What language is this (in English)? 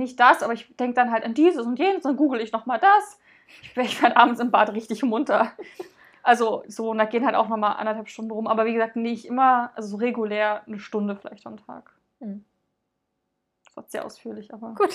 German